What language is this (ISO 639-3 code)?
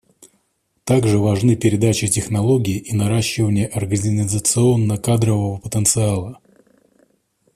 rus